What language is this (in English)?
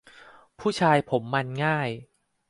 Thai